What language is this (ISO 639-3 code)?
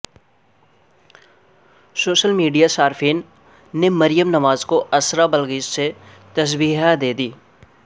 urd